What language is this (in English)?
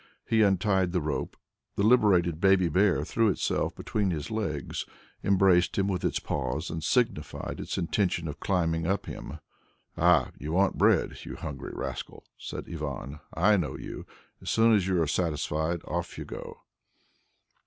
English